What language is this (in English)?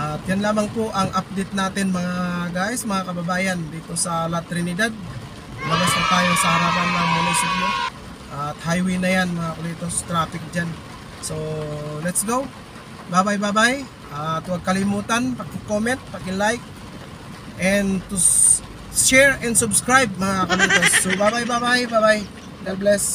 Filipino